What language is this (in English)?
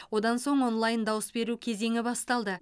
Kazakh